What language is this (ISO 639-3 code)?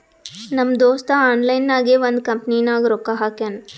kan